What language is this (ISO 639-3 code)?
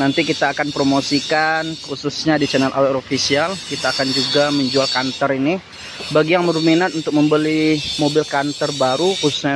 ind